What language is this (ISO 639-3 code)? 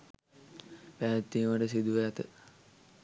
sin